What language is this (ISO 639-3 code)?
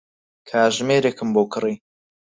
ckb